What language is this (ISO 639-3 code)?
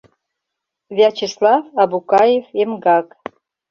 chm